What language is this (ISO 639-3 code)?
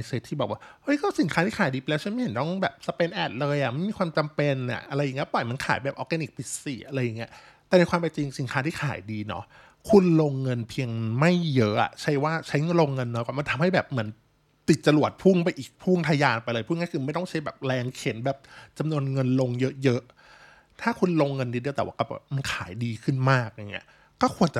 tha